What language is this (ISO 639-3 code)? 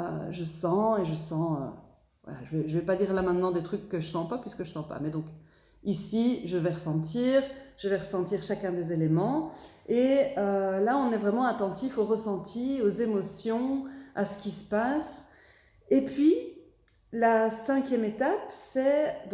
fra